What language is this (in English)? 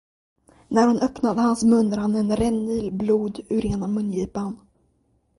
Swedish